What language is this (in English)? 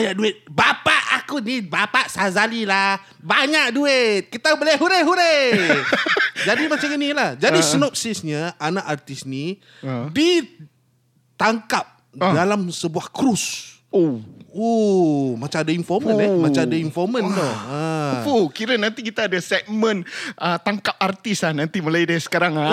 Malay